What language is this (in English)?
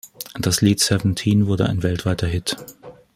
German